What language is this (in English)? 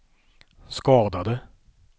Swedish